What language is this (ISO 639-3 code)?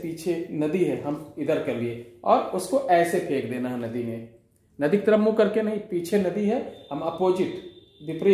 hin